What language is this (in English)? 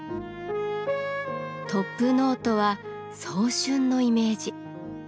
Japanese